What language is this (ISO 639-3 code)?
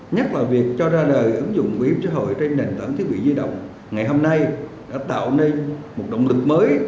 vie